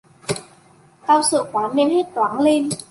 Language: Vietnamese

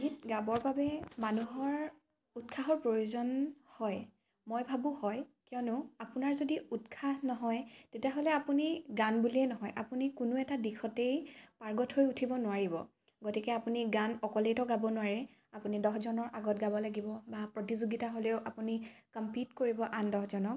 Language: Assamese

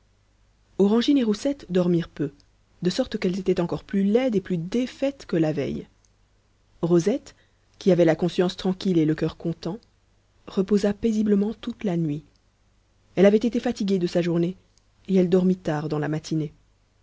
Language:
French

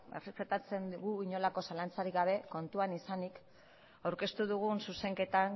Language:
Basque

